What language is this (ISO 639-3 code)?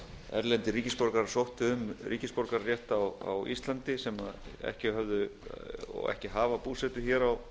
isl